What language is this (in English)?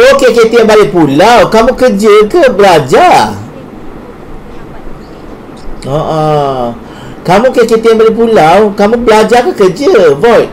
Malay